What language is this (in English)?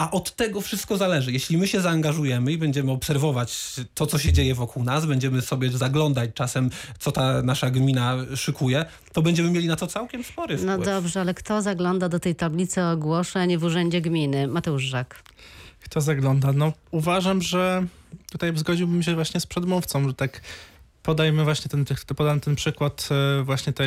Polish